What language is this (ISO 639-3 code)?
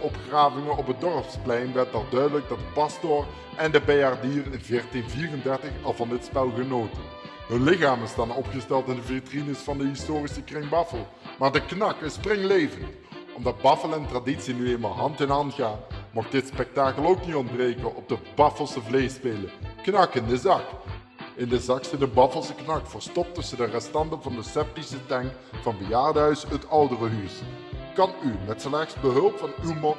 nld